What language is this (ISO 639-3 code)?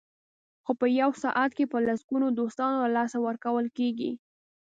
pus